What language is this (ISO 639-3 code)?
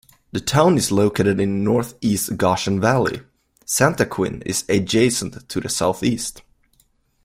eng